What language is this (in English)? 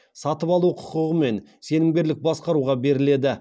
Kazakh